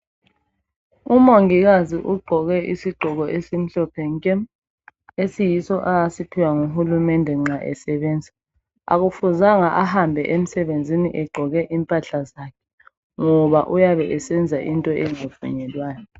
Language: North Ndebele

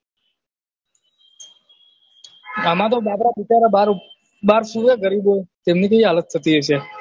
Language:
Gujarati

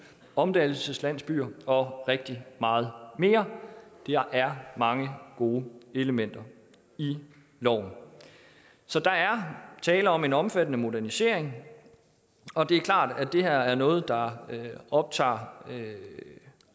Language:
Danish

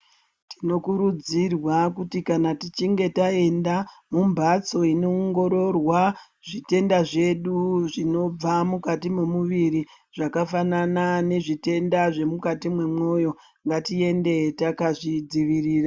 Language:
Ndau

